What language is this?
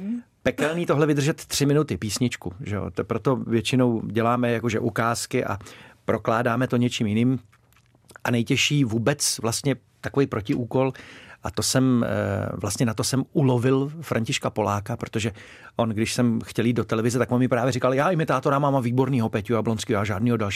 Czech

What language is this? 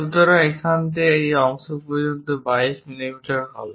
Bangla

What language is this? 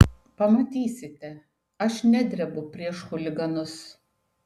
Lithuanian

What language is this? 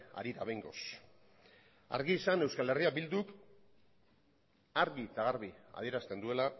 Basque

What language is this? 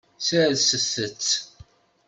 Kabyle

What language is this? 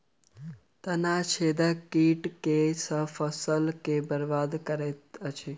Maithili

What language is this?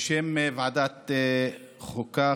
Hebrew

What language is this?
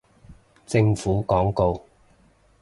Cantonese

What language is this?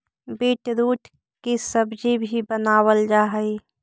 Magahi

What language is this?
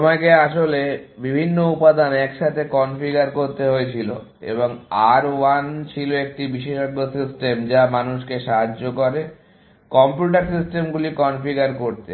Bangla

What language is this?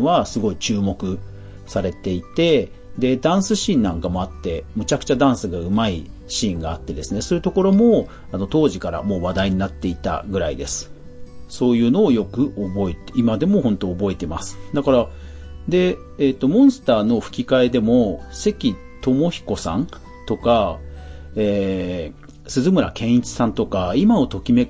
Japanese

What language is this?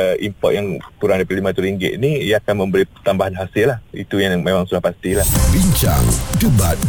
Malay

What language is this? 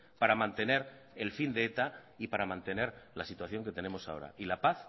Spanish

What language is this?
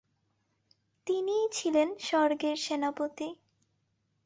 Bangla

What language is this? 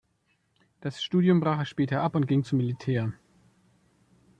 German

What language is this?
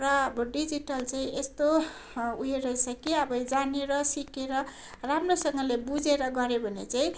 Nepali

